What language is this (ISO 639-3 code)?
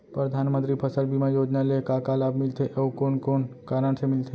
hne